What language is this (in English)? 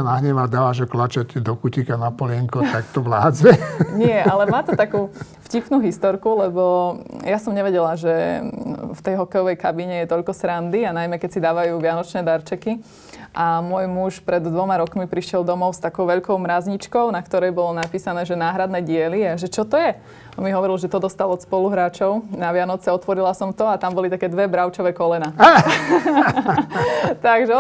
Slovak